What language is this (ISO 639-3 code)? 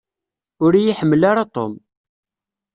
kab